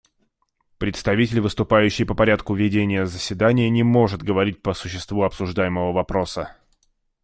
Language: Russian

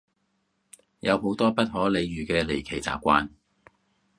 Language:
Cantonese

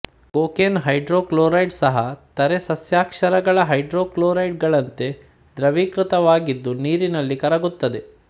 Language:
Kannada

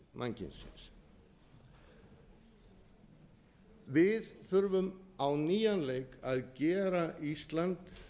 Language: Icelandic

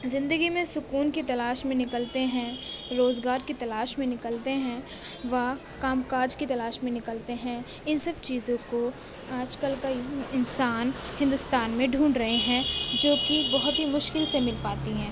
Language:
Urdu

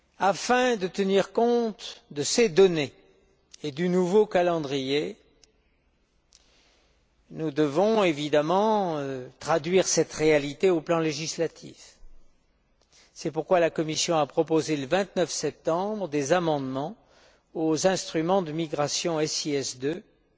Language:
French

